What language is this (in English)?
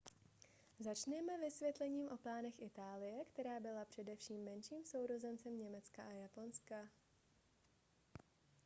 Czech